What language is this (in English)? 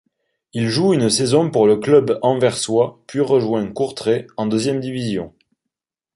French